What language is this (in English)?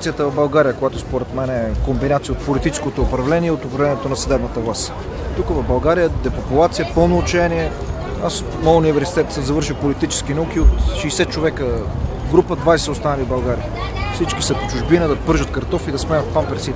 Bulgarian